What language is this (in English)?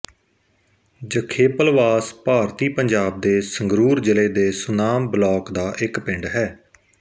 Punjabi